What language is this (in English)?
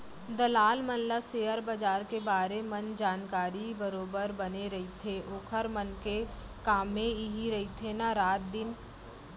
Chhattisgarhi